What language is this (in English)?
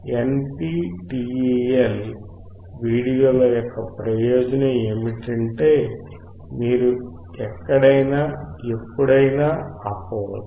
Telugu